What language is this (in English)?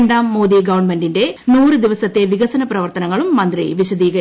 Malayalam